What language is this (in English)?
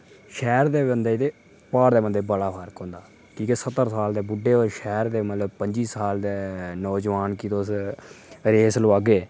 Dogri